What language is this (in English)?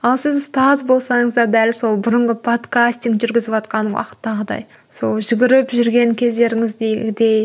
Kazakh